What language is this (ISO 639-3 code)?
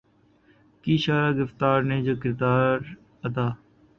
urd